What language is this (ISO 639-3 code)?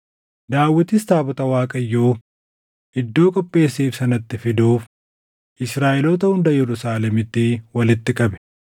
orm